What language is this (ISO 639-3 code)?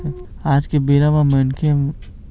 hne